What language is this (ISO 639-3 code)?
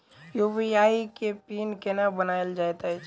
mai